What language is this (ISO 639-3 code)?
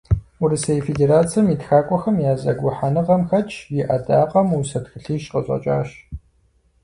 kbd